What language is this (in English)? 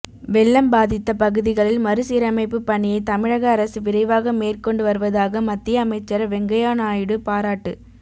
Tamil